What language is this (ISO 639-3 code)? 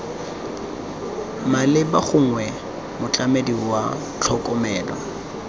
tsn